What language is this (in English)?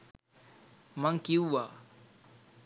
Sinhala